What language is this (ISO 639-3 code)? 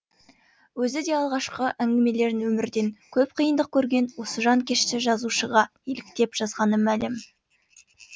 kaz